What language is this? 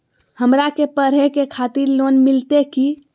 Magahi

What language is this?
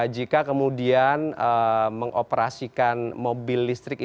Indonesian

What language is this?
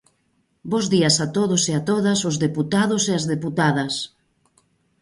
Galician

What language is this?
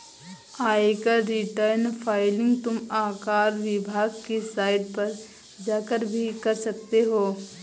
Hindi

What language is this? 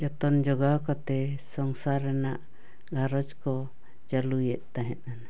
Santali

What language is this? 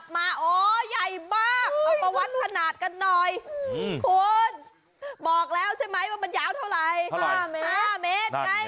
Thai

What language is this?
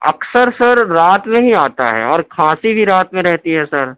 Urdu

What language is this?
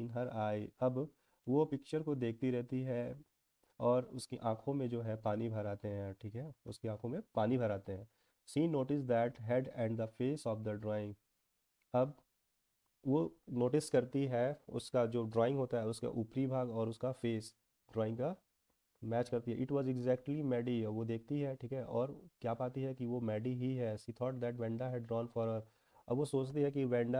Hindi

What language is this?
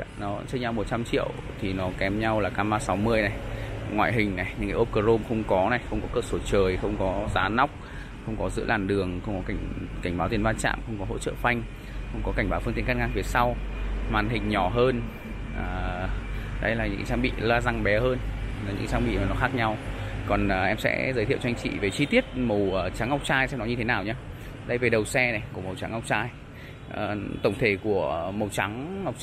Vietnamese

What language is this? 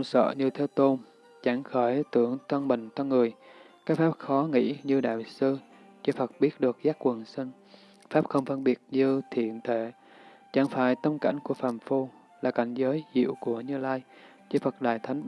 Vietnamese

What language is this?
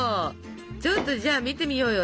Japanese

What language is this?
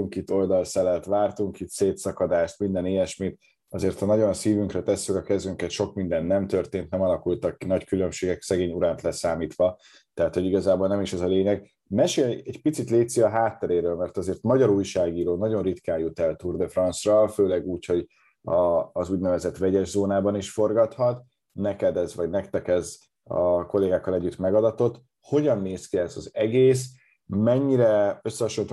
Hungarian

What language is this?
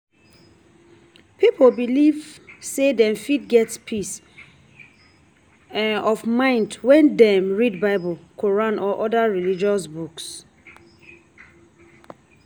Nigerian Pidgin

